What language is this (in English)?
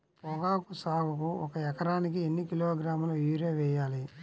Telugu